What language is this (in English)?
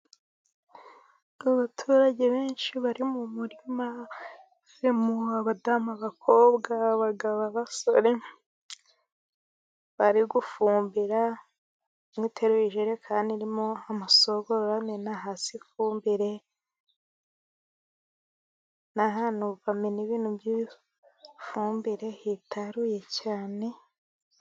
Kinyarwanda